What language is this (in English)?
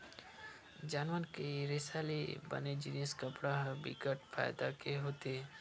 Chhattisgarhi